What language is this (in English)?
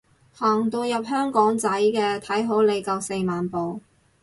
Cantonese